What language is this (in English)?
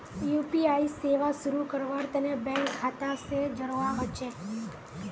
Magahi